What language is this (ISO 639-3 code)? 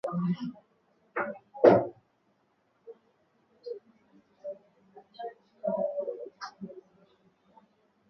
swa